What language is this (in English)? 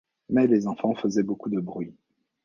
French